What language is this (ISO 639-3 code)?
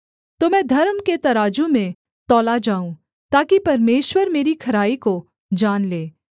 hin